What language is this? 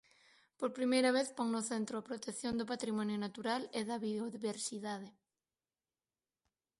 Galician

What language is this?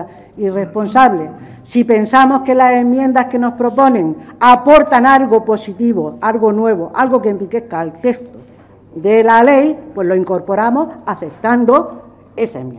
Spanish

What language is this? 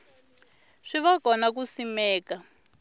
Tsonga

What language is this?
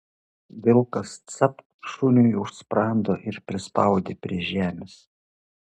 Lithuanian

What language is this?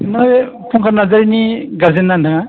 Bodo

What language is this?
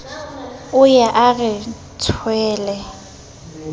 Southern Sotho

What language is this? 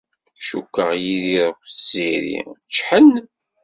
Kabyle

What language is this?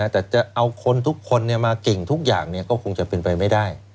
Thai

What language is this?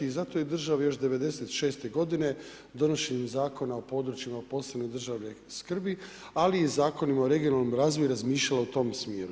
Croatian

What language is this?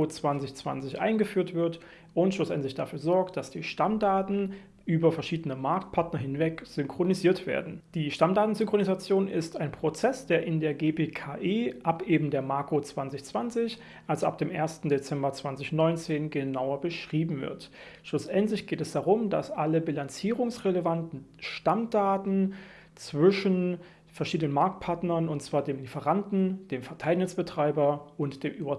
German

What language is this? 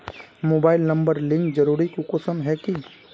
Magahi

